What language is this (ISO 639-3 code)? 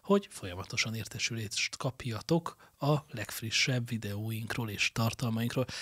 hun